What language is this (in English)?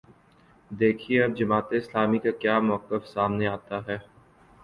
Urdu